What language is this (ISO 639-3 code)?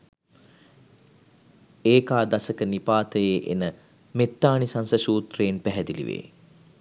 sin